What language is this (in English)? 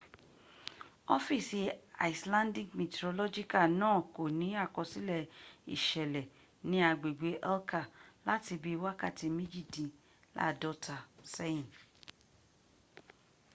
Yoruba